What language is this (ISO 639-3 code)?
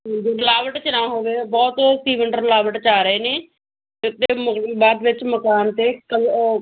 pan